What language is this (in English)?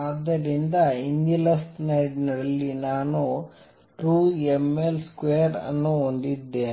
Kannada